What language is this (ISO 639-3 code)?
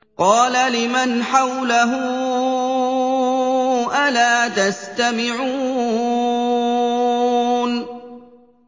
ara